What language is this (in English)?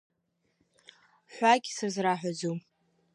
Abkhazian